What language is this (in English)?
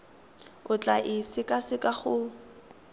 Tswana